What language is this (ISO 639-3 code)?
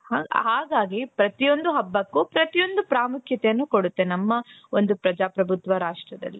kan